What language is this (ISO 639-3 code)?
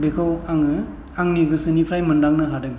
brx